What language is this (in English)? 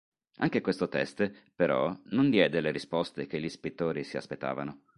Italian